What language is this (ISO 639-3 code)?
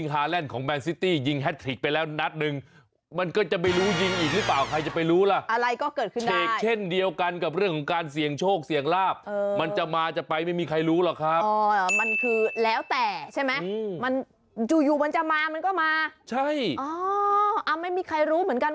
tha